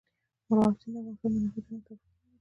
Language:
Pashto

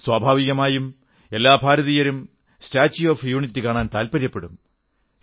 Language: Malayalam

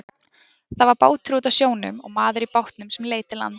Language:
Icelandic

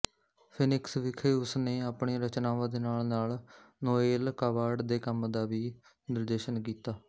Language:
Punjabi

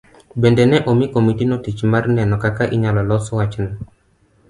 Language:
Luo (Kenya and Tanzania)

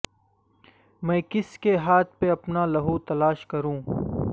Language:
Urdu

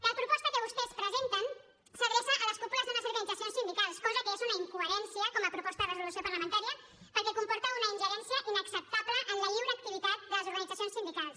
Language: Catalan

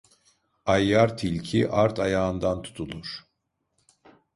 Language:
Turkish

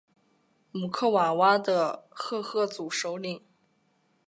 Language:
Chinese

